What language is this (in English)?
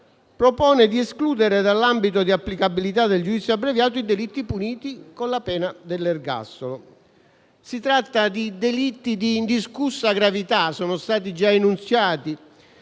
Italian